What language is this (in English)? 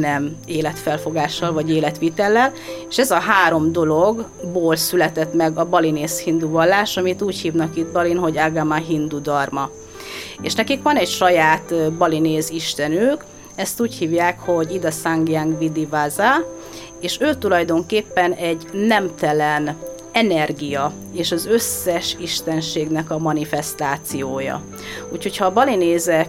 Hungarian